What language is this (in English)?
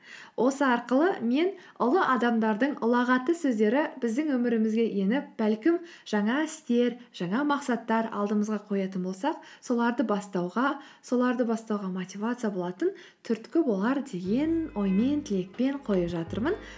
Kazakh